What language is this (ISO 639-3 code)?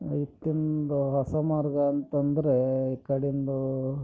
kan